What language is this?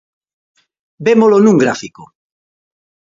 Galician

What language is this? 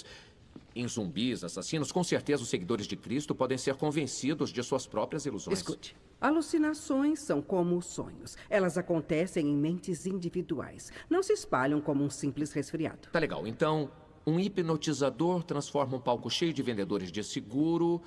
Portuguese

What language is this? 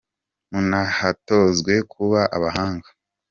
Kinyarwanda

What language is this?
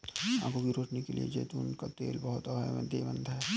Hindi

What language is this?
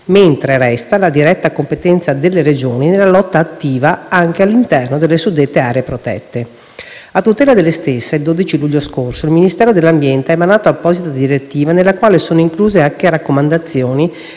Italian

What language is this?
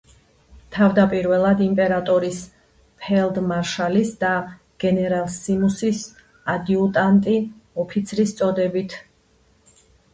Georgian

